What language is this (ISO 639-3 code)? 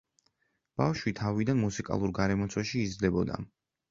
kat